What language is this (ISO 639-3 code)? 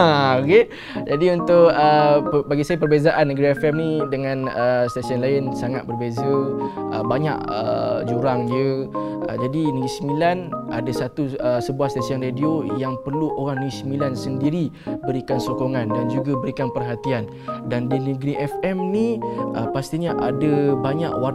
msa